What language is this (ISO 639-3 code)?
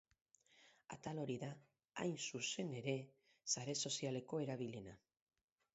eus